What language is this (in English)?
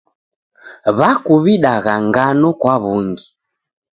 Taita